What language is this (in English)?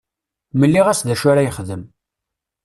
Kabyle